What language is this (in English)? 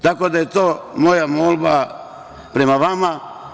Serbian